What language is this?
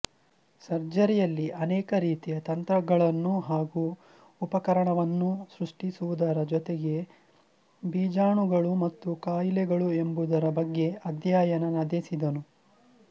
Kannada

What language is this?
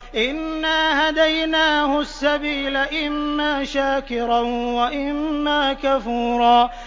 Arabic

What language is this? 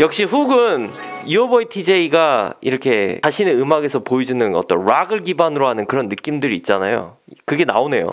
Korean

